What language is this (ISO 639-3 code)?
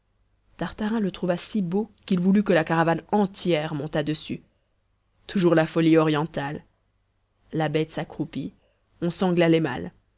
fra